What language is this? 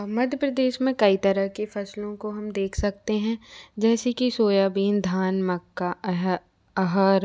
Hindi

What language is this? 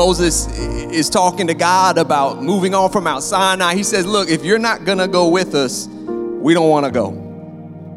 English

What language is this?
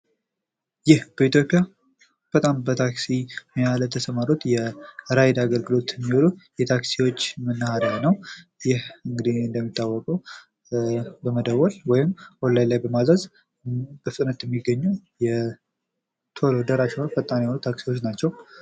Amharic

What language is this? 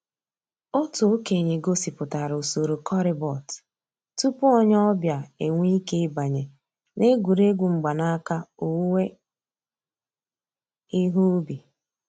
Igbo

